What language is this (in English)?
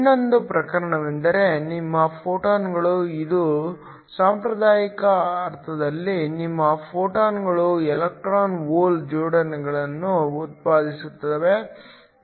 Kannada